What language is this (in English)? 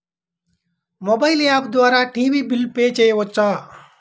Telugu